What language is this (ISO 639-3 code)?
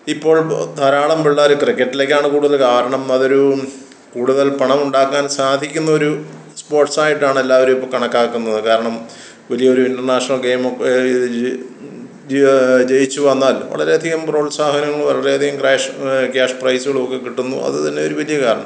mal